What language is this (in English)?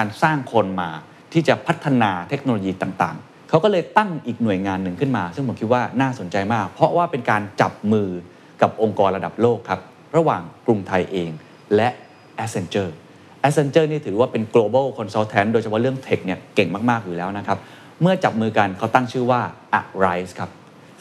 Thai